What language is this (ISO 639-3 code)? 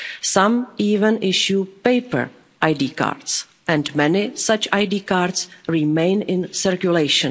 eng